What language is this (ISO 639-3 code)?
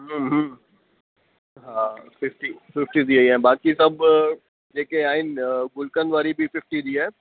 snd